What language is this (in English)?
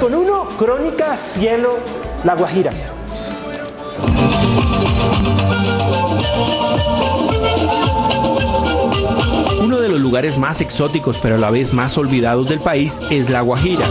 Spanish